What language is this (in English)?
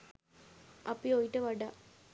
Sinhala